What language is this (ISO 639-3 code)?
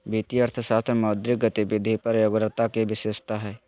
mag